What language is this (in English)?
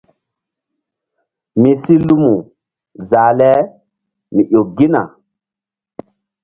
Mbum